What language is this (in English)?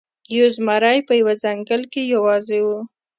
Pashto